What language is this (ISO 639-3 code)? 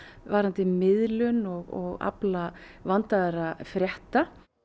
isl